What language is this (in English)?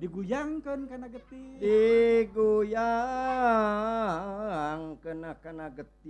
Indonesian